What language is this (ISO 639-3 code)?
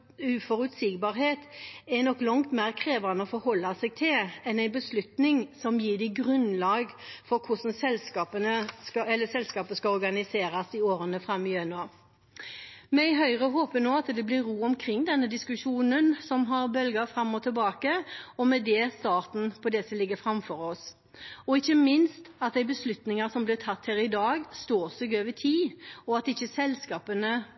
nob